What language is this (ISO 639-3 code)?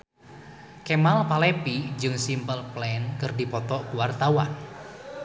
sun